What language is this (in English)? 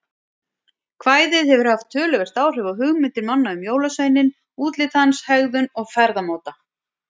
Icelandic